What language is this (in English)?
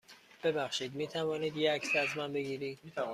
Persian